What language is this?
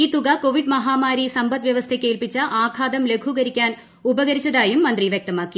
Malayalam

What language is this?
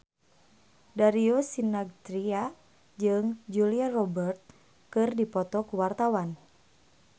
Sundanese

